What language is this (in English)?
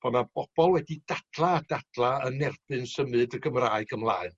Welsh